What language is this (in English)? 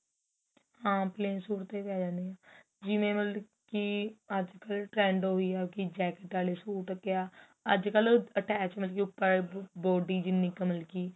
Punjabi